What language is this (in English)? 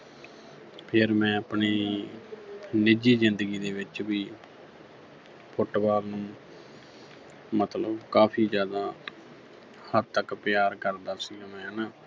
Punjabi